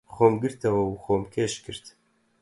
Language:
Central Kurdish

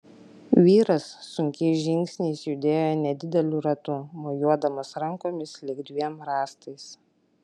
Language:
Lithuanian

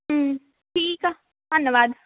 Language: Punjabi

